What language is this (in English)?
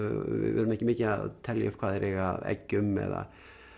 Icelandic